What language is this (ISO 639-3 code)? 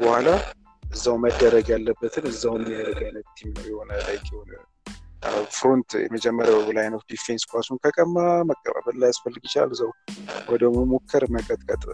amh